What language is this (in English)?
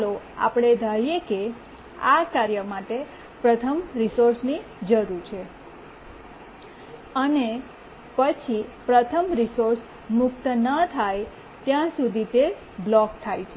Gujarati